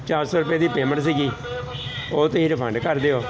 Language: Punjabi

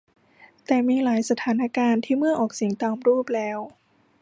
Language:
Thai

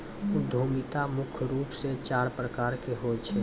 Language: Maithili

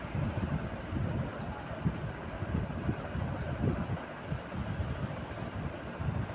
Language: Maithili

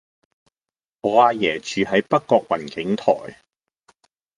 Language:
Cantonese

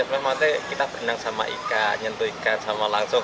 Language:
Indonesian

